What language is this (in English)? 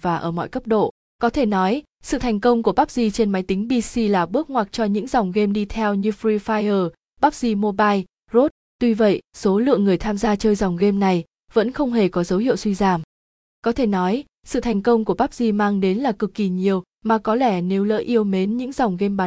Vietnamese